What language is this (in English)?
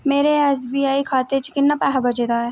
Dogri